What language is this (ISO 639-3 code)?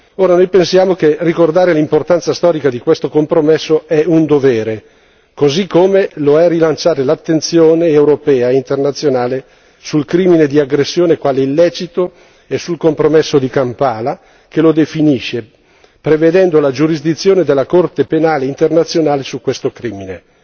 ita